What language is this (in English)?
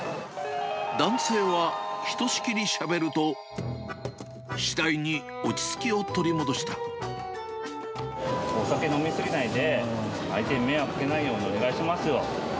Japanese